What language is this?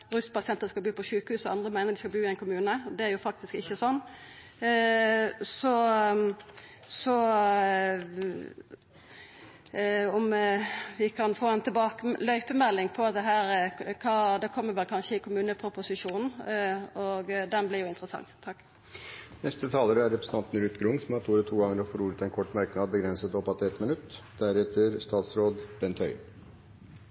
Norwegian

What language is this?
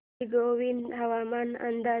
Marathi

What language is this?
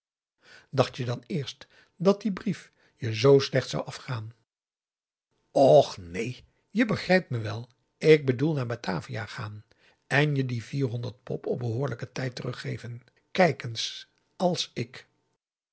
Dutch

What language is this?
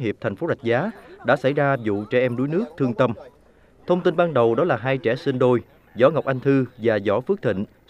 Vietnamese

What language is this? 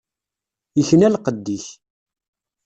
Kabyle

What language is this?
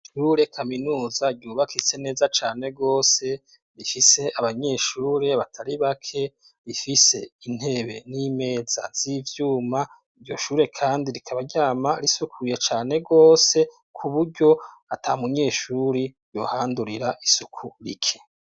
Rundi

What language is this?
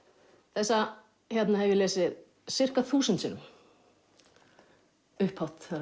Icelandic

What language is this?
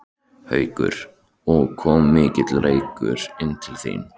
Icelandic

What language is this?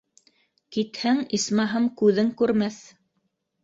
Bashkir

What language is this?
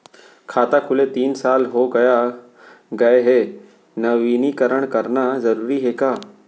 Chhattisgarhi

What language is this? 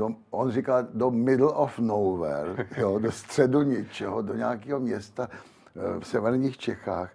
Czech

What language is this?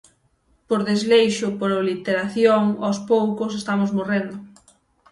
Galician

